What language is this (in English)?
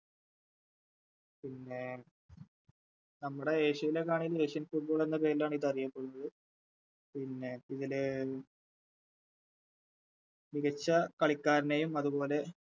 Malayalam